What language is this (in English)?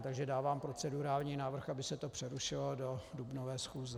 Czech